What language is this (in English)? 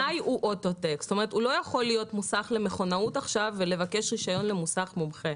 Hebrew